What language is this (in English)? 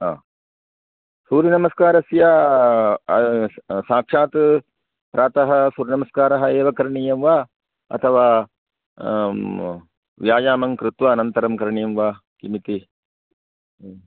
Sanskrit